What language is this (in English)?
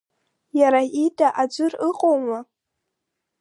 Abkhazian